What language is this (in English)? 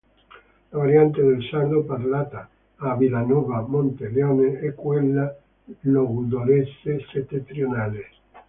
Italian